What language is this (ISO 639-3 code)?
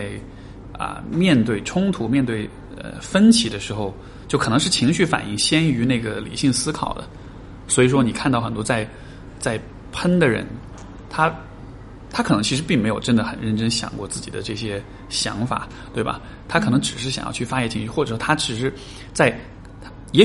zho